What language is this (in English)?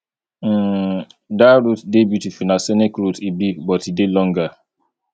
Nigerian Pidgin